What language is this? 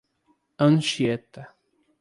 Portuguese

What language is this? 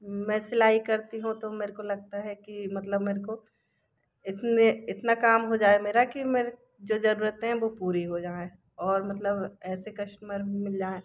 Hindi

